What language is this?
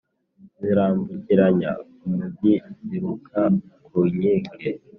Kinyarwanda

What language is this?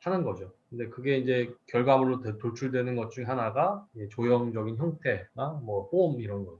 Korean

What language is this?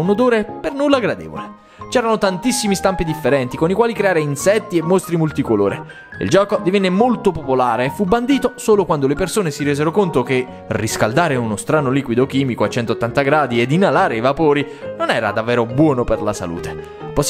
Italian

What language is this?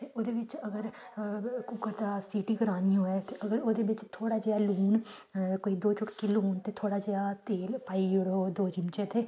Dogri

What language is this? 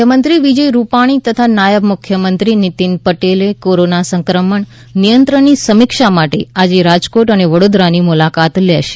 Gujarati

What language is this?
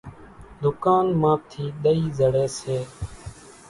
Kachi Koli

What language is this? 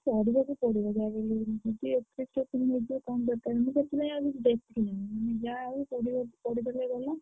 Odia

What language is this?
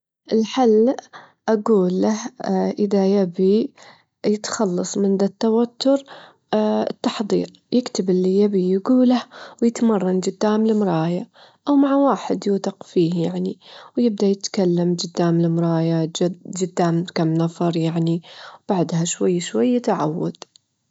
Gulf Arabic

